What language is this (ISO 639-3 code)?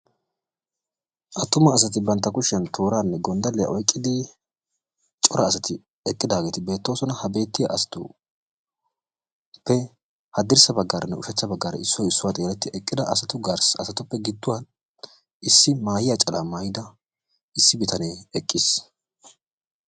wal